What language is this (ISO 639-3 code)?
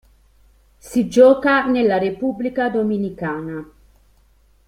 ita